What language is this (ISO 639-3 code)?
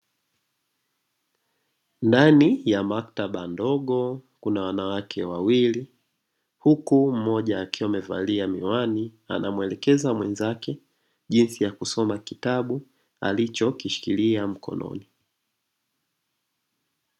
swa